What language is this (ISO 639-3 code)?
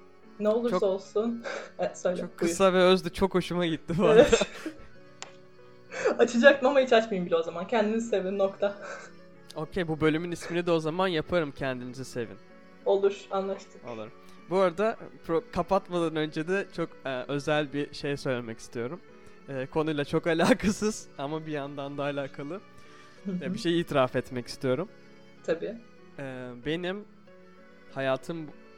tur